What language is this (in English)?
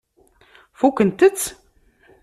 Kabyle